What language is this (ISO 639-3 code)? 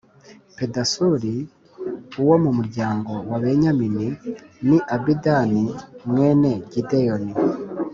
kin